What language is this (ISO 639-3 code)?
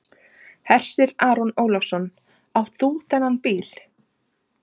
isl